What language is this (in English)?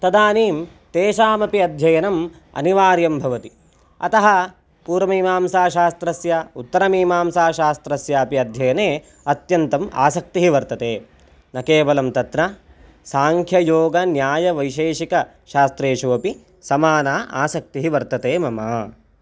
Sanskrit